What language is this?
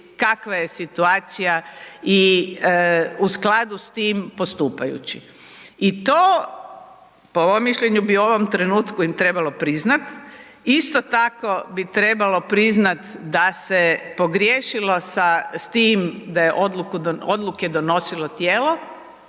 Croatian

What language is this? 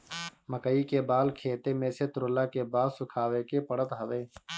Bhojpuri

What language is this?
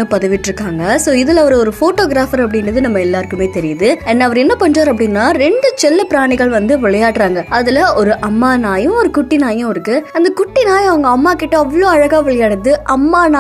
Tamil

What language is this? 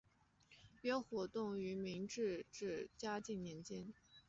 Chinese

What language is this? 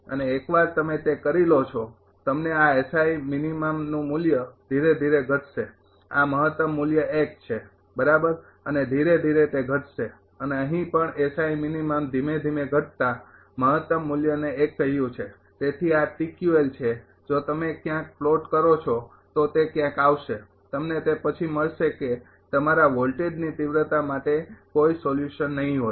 Gujarati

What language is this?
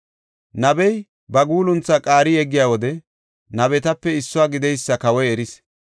Gofa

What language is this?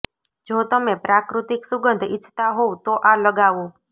Gujarati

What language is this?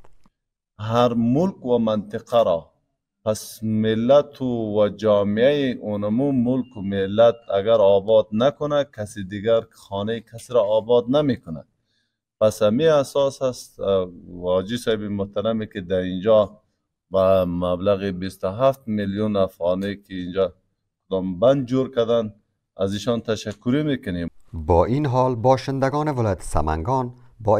Persian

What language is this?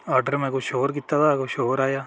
Dogri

